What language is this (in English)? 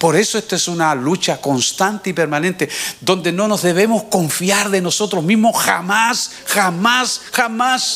Spanish